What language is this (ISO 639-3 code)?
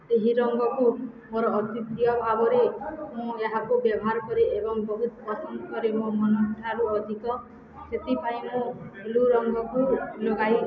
ori